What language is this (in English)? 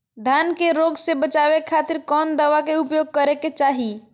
Magahi